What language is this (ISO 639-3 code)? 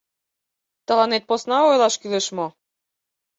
chm